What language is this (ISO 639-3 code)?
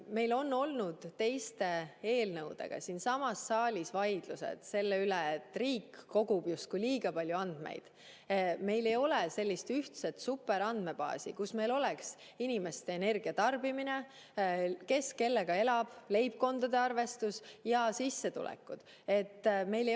est